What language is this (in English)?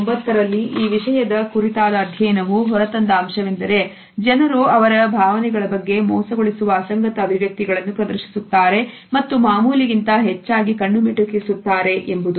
Kannada